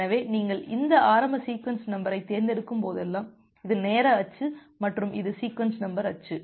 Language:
Tamil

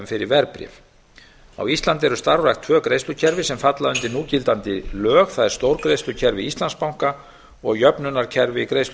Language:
Icelandic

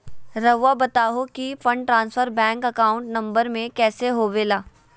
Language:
Magahi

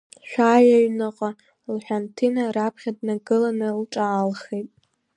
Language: Abkhazian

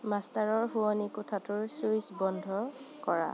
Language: Assamese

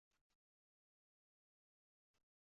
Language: Uzbek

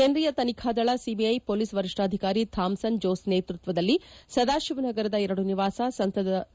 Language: Kannada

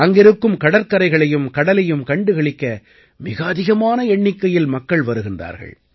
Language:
Tamil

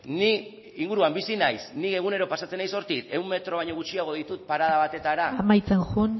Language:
Basque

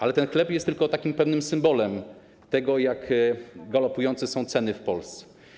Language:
Polish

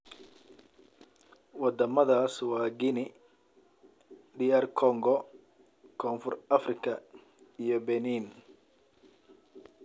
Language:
Somali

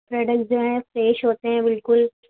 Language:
Urdu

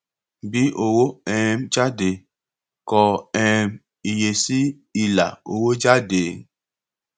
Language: Yoruba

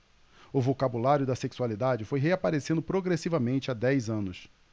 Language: Portuguese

